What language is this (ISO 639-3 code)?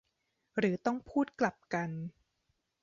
tha